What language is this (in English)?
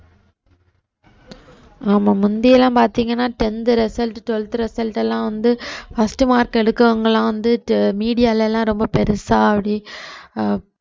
Tamil